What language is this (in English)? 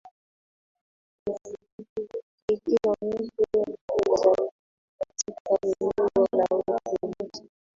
Swahili